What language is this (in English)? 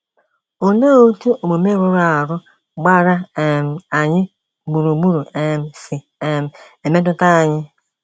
Igbo